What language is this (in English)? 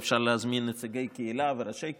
Hebrew